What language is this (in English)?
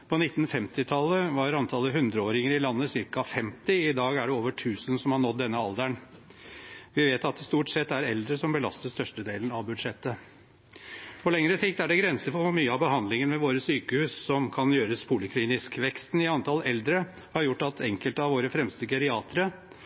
Norwegian Bokmål